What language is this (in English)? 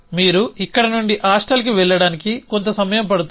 Telugu